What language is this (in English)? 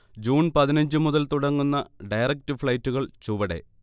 Malayalam